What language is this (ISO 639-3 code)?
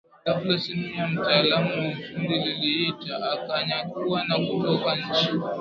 swa